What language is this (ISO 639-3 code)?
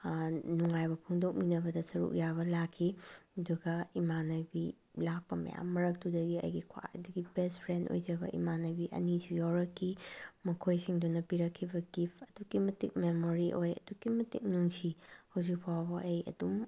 mni